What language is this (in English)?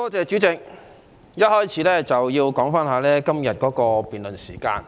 Cantonese